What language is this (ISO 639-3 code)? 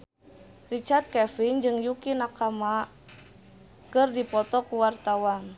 sun